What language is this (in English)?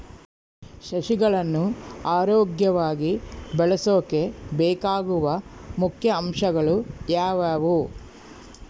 Kannada